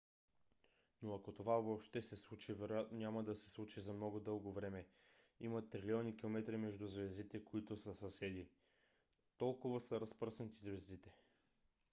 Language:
Bulgarian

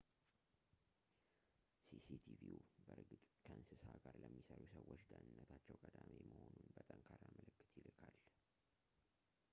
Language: Amharic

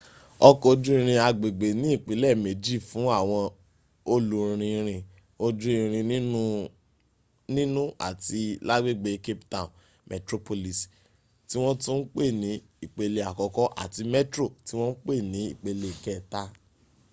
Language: Yoruba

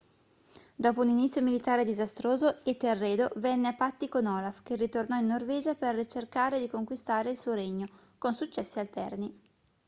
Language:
Italian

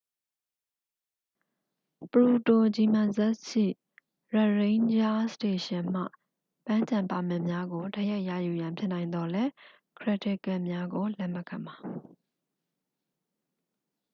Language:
Burmese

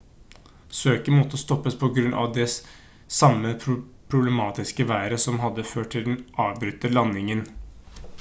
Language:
Norwegian Bokmål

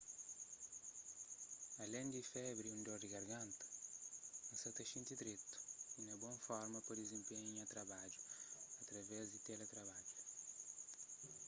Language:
Kabuverdianu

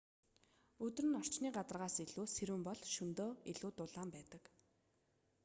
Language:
Mongolian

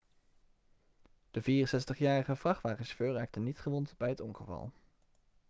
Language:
Dutch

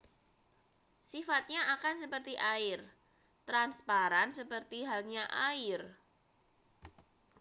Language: Indonesian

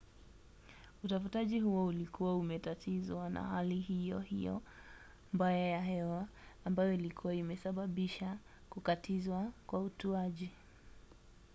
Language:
Swahili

